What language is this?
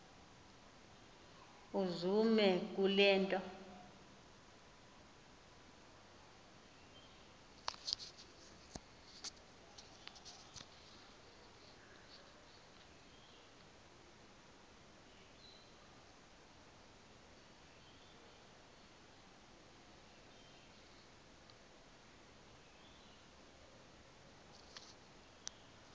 Xhosa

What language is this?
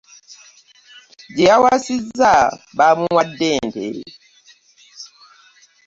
Ganda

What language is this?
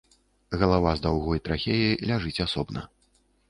Belarusian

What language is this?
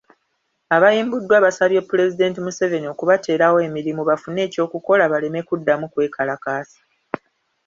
Ganda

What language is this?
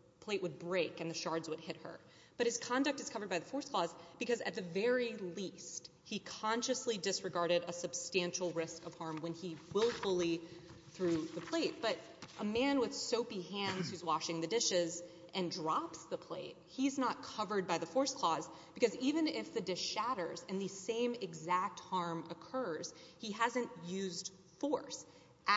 English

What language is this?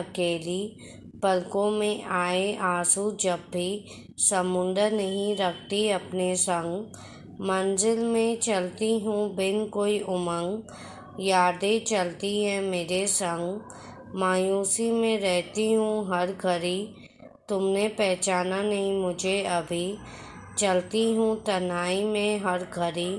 Hindi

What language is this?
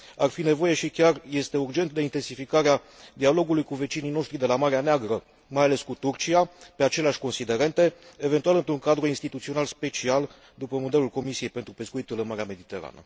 Romanian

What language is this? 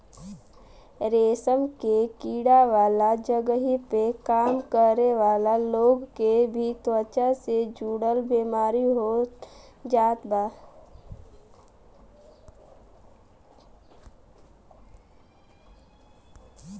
Bhojpuri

